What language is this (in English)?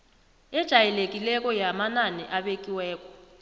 South Ndebele